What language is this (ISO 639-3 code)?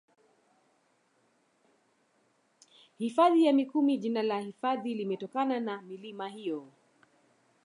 swa